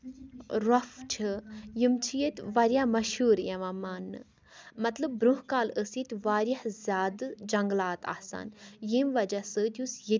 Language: Kashmiri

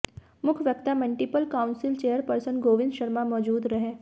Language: Hindi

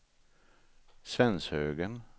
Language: Swedish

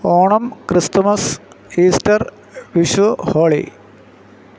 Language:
Malayalam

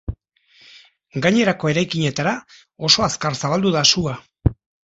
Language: Basque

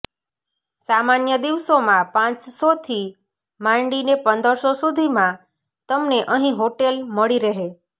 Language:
Gujarati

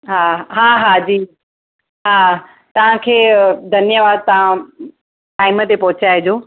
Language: Sindhi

